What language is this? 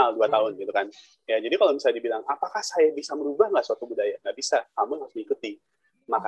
Indonesian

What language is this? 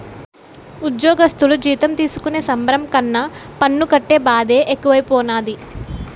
Telugu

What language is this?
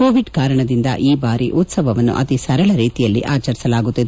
Kannada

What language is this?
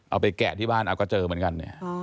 Thai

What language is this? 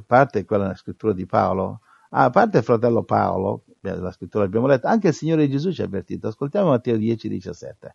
Italian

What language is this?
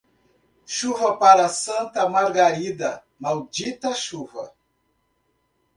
Portuguese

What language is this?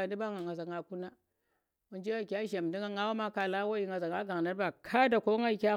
Tera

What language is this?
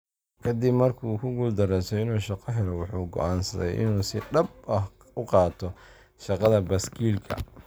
Somali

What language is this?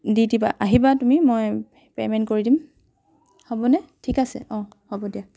Assamese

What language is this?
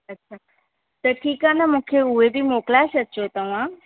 Sindhi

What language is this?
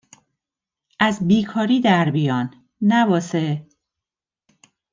Persian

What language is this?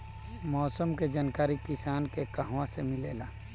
Bhojpuri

